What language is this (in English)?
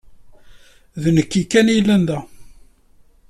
Kabyle